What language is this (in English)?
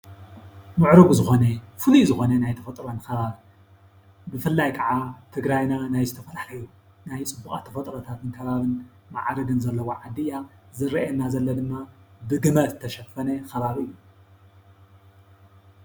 Tigrinya